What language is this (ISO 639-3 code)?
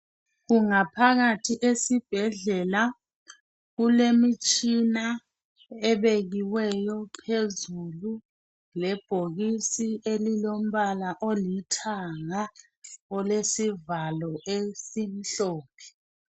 nde